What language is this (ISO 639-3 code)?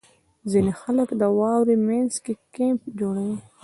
pus